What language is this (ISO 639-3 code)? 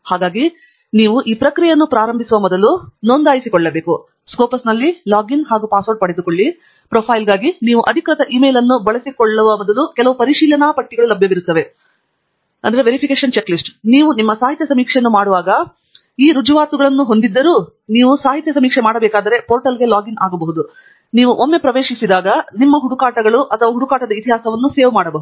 kan